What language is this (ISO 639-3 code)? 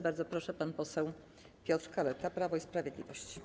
pol